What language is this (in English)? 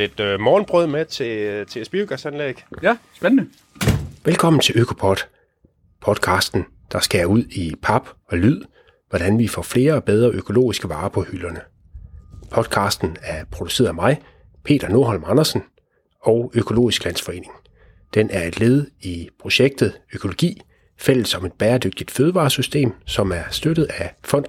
Danish